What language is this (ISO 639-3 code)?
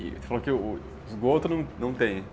por